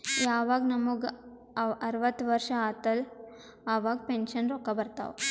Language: Kannada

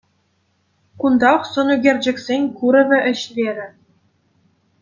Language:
Chuvash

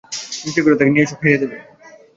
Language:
Bangla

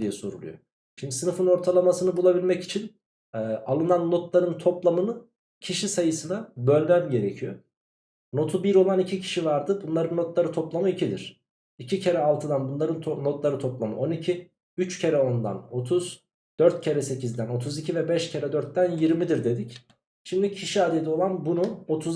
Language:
Turkish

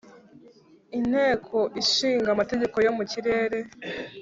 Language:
Kinyarwanda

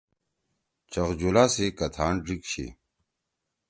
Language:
Torwali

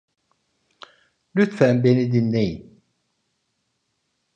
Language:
Turkish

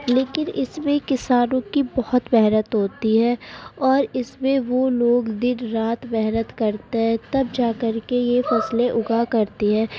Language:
Urdu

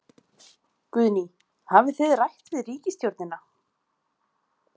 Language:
Icelandic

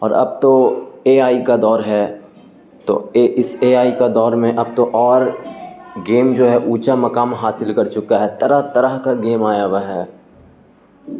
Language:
Urdu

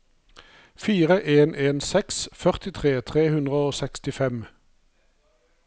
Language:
Norwegian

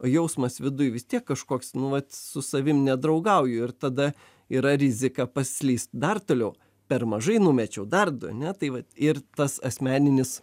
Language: Lithuanian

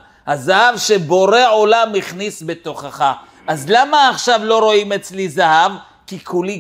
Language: Hebrew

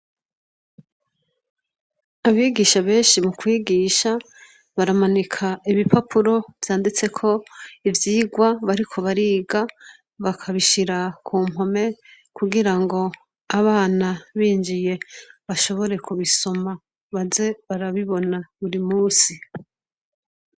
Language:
Rundi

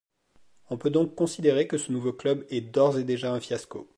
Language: French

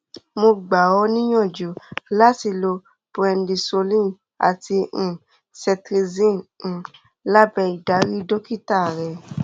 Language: Yoruba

